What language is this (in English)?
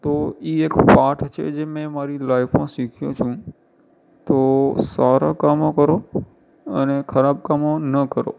Gujarati